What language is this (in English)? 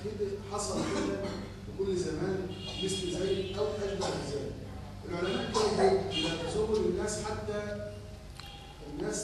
Arabic